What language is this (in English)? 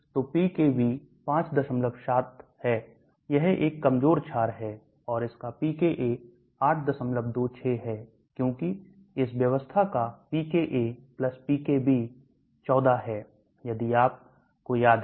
Hindi